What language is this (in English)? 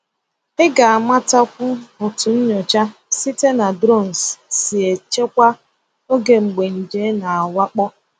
Igbo